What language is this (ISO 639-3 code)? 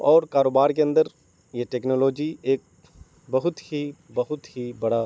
urd